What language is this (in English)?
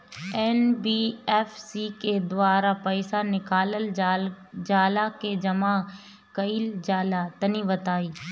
Bhojpuri